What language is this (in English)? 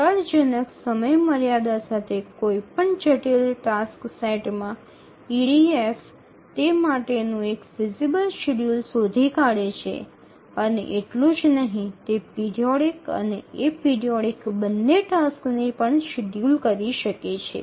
Gujarati